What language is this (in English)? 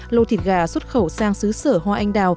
Vietnamese